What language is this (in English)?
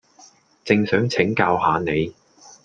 Cantonese